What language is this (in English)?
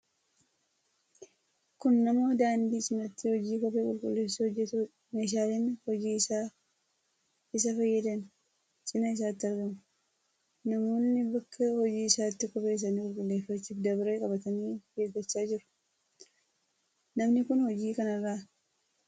Oromo